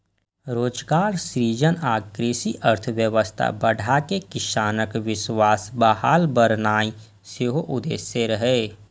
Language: Maithili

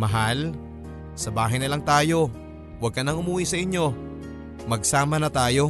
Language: Filipino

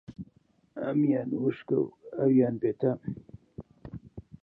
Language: Central Kurdish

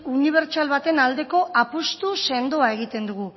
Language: Basque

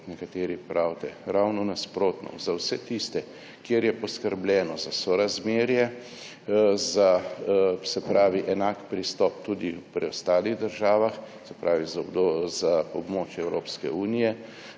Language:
Slovenian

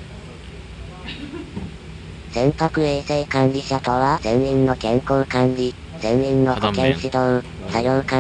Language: Japanese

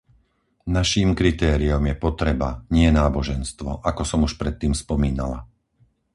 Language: Slovak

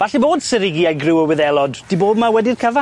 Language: Welsh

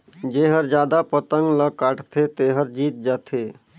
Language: Chhattisgarhi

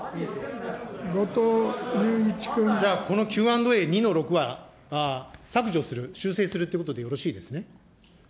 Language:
Japanese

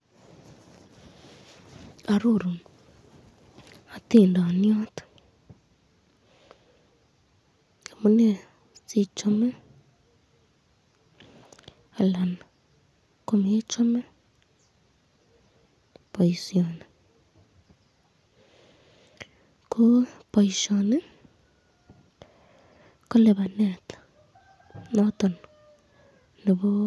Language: Kalenjin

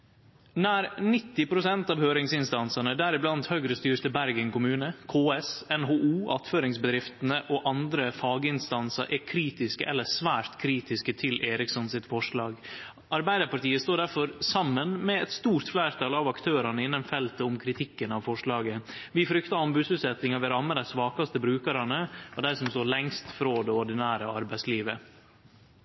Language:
Norwegian Nynorsk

